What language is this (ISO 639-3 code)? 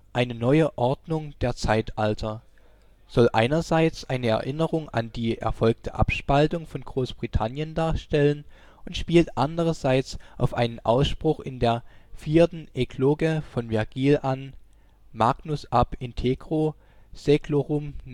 deu